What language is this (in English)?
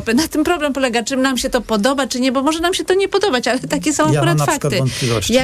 Polish